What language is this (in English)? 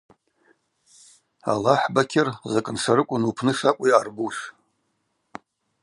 Abaza